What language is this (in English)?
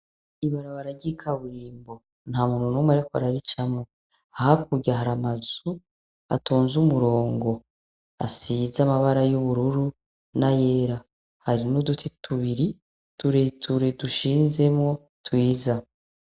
Rundi